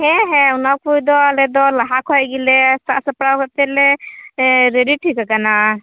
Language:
Santali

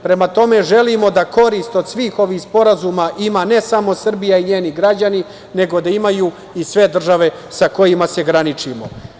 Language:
Serbian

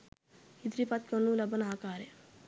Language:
Sinhala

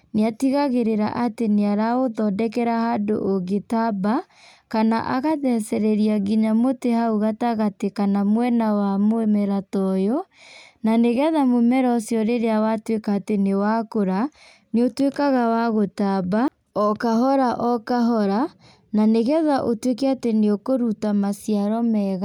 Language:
Kikuyu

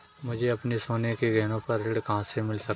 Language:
Hindi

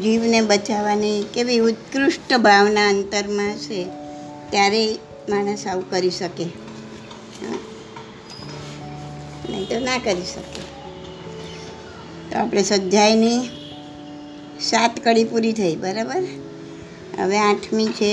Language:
Gujarati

